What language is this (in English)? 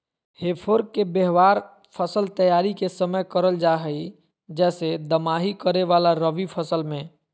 Magahi